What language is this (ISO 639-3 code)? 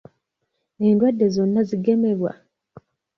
lug